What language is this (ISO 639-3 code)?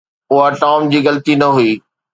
snd